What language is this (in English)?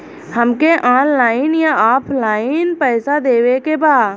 Bhojpuri